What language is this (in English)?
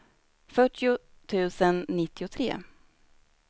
Swedish